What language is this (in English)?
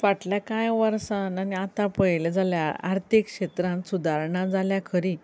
Konkani